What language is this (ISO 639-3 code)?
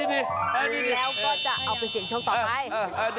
tha